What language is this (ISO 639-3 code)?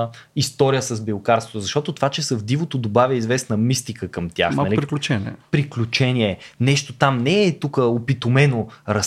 bul